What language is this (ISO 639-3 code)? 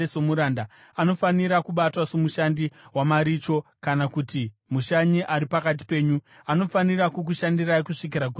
sna